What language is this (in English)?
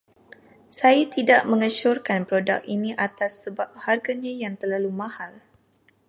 Malay